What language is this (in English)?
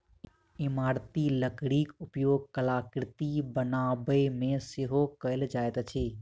Maithili